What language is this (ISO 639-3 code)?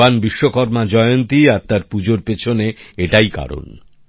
ben